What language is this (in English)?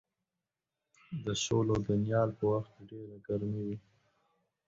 Pashto